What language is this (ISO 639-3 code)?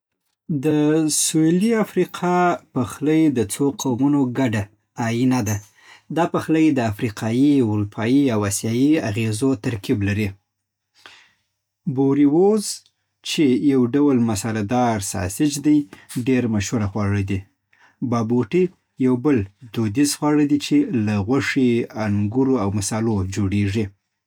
pbt